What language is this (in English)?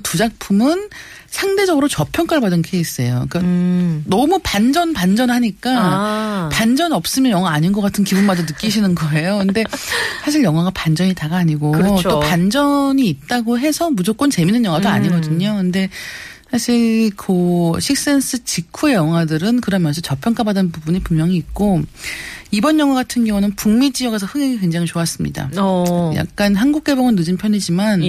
Korean